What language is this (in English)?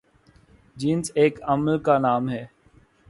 Urdu